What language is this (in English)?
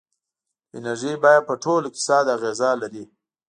Pashto